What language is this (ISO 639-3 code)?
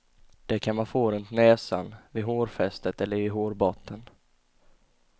swe